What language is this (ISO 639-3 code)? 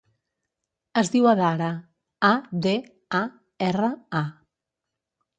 cat